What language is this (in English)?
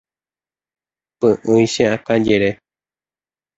Guarani